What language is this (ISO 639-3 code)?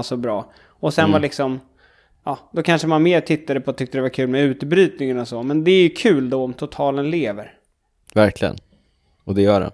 swe